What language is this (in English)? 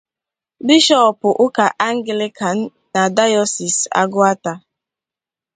Igbo